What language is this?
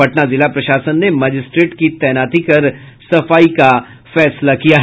Hindi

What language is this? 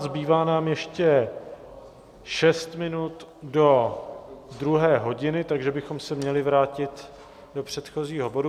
Czech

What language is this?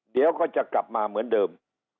Thai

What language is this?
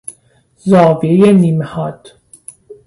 Persian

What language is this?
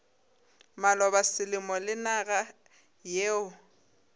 Northern Sotho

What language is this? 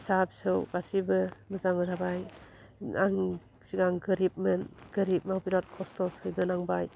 Bodo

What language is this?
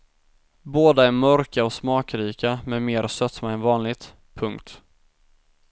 Swedish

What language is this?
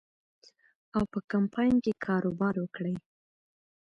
Pashto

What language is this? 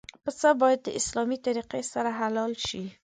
Pashto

